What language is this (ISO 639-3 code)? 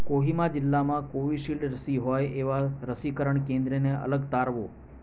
guj